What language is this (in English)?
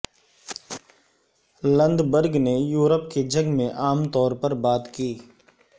Urdu